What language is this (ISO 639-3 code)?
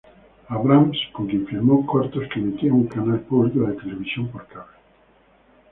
spa